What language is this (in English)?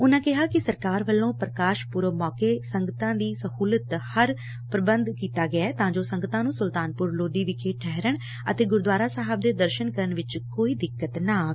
Punjabi